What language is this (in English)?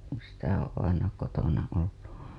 Finnish